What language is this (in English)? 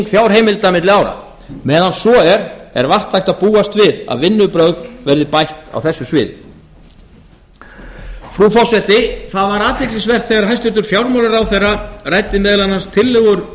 Icelandic